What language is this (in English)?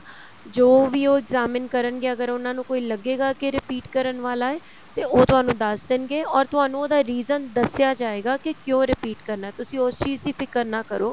Punjabi